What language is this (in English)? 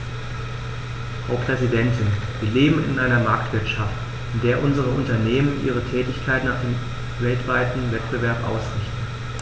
German